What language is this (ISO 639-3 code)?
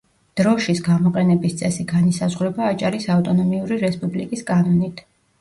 kat